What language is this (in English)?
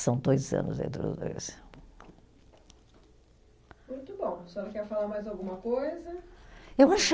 Portuguese